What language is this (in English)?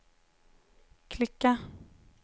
Swedish